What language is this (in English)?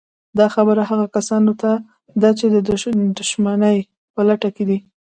Pashto